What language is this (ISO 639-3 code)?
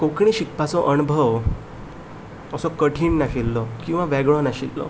kok